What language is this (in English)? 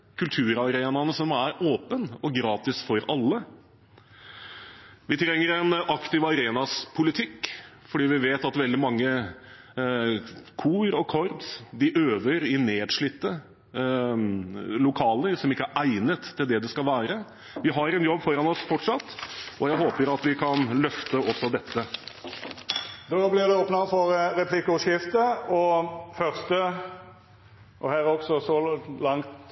Norwegian